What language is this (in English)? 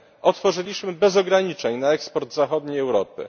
Polish